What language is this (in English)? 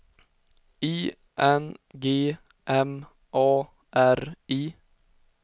Swedish